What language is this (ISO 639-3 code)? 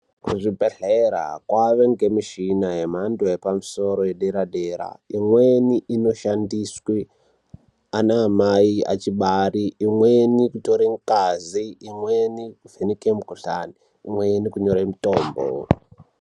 ndc